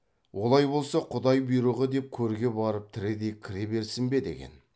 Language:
Kazakh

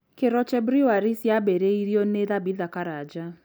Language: Kikuyu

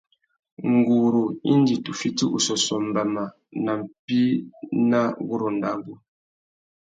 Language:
Tuki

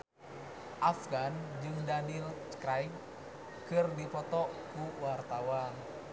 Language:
Sundanese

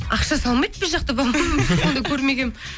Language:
Kazakh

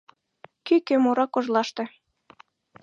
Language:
Mari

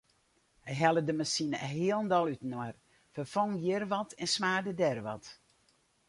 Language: Western Frisian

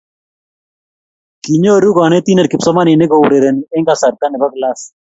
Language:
Kalenjin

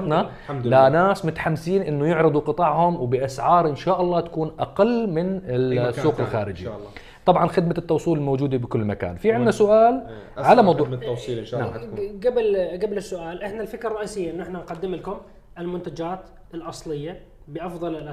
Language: Arabic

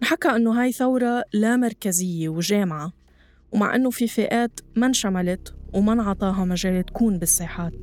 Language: Arabic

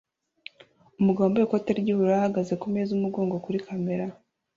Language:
Kinyarwanda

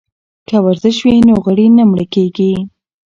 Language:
Pashto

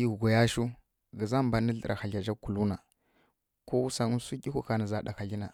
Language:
Kirya-Konzəl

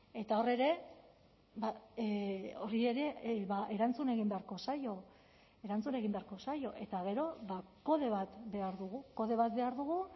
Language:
Basque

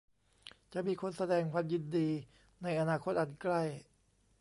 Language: Thai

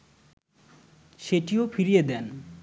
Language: Bangla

